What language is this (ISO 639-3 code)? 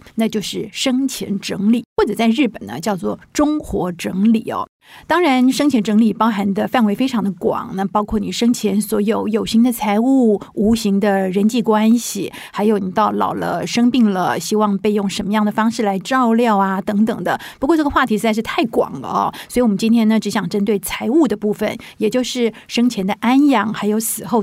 zho